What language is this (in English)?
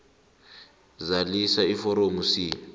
South Ndebele